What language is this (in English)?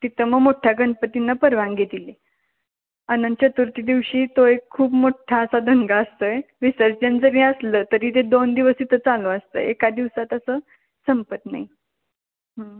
Marathi